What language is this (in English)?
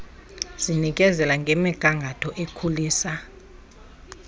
Xhosa